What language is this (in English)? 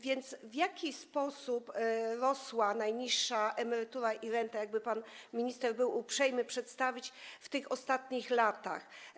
Polish